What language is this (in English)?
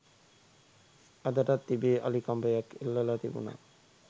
Sinhala